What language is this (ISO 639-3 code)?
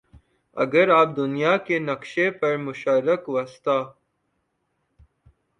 urd